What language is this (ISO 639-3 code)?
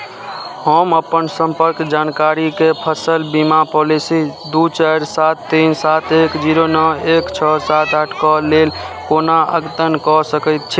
mai